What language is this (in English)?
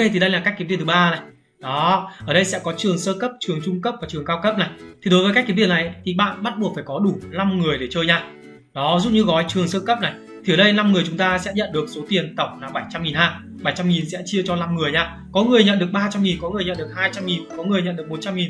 Vietnamese